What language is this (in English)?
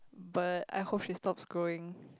English